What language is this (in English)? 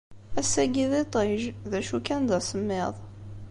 Kabyle